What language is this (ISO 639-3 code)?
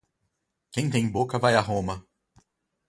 por